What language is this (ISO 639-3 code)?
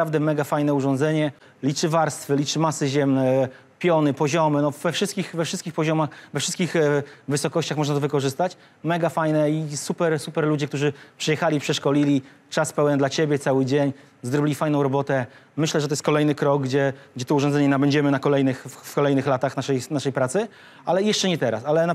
pol